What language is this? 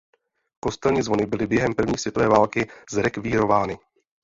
Czech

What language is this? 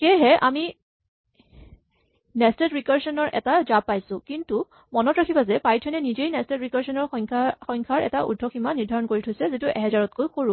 Assamese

